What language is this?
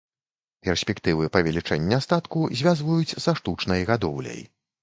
Belarusian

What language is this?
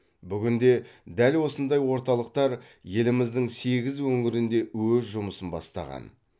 Kazakh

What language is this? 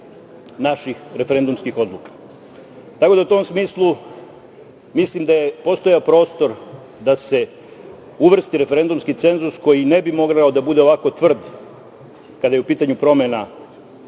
Serbian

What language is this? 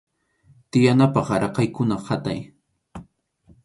Arequipa-La Unión Quechua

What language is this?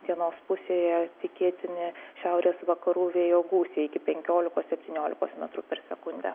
Lithuanian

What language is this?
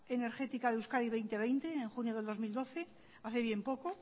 Spanish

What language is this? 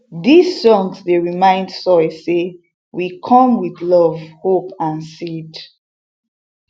Nigerian Pidgin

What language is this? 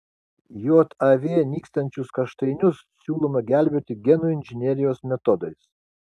Lithuanian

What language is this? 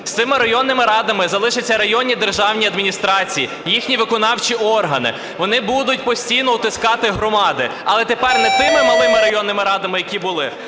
Ukrainian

